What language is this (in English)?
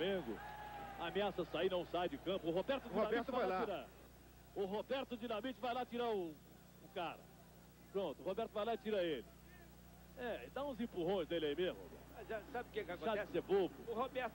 Portuguese